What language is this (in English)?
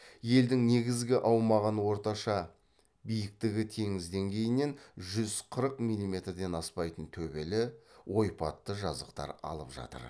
Kazakh